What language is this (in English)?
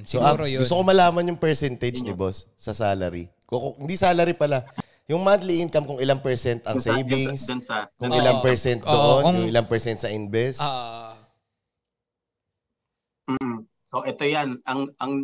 Filipino